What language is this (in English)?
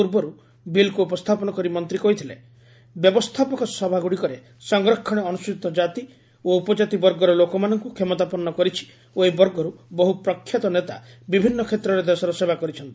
Odia